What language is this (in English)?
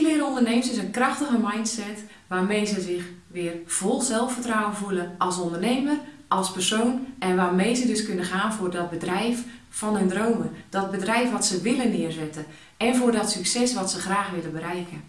Dutch